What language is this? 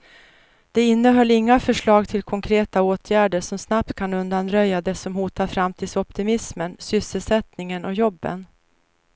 Swedish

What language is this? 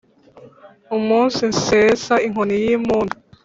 Kinyarwanda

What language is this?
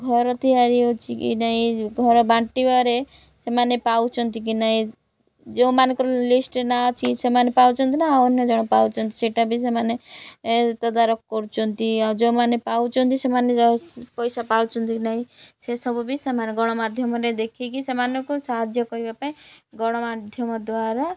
Odia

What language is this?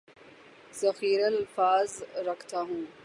Urdu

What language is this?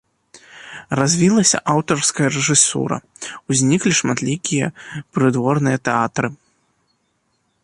Belarusian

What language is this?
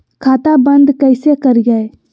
Magahi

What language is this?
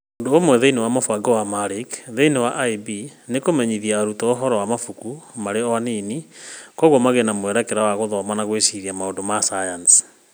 Kikuyu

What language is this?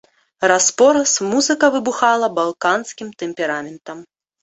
Belarusian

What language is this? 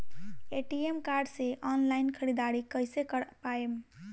Bhojpuri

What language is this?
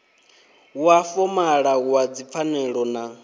Venda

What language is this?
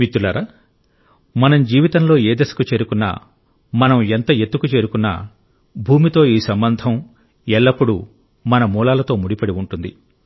Telugu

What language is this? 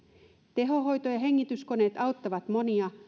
Finnish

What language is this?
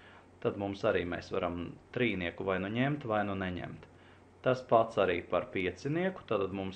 Latvian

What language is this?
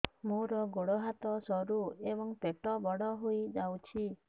Odia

